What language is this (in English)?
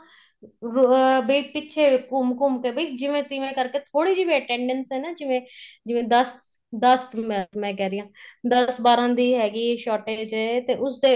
Punjabi